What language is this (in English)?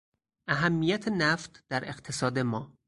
Persian